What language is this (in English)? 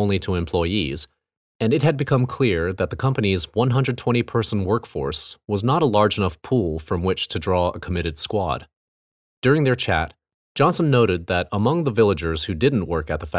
English